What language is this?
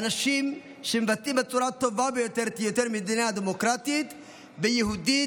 Hebrew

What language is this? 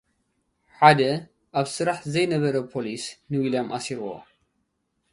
Tigrinya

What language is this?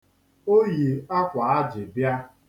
Igbo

